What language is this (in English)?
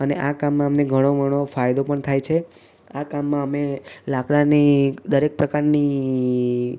Gujarati